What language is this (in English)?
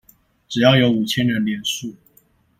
Chinese